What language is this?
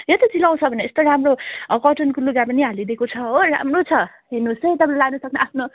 Nepali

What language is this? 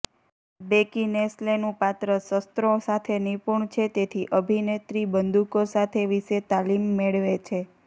Gujarati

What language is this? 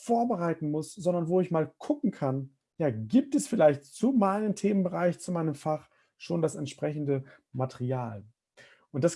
German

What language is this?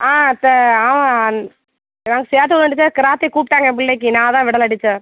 Tamil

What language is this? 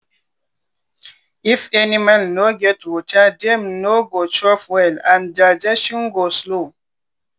Nigerian Pidgin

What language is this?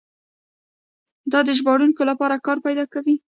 Pashto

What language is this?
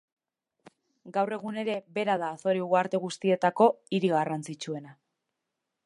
Basque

